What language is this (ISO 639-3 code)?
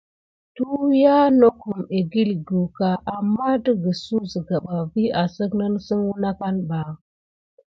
gid